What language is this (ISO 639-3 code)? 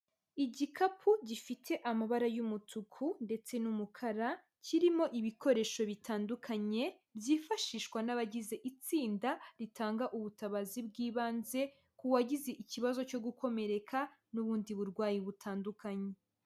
kin